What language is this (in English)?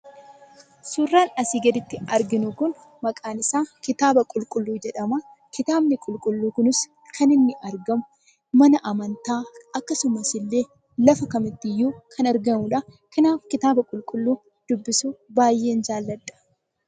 Oromo